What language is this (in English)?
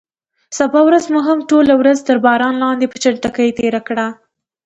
Pashto